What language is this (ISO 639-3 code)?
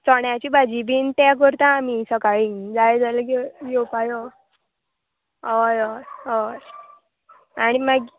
kok